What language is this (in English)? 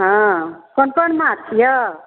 Maithili